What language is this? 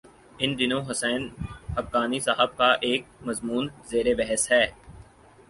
Urdu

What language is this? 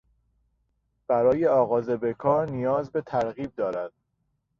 Persian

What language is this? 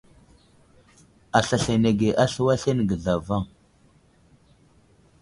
Wuzlam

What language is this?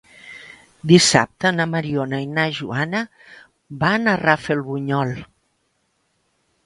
Catalan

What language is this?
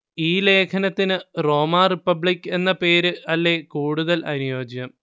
Malayalam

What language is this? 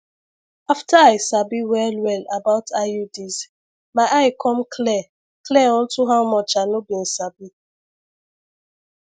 Nigerian Pidgin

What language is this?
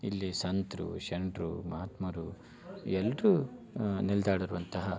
Kannada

